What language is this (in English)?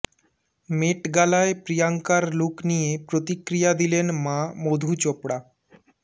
Bangla